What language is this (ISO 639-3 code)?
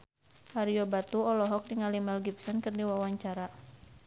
sun